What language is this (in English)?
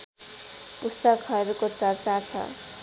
Nepali